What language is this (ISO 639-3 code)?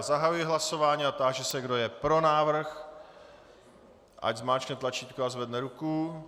ces